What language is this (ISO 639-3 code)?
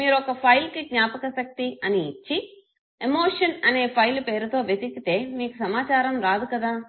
tel